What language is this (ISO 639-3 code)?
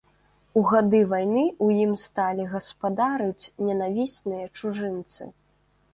bel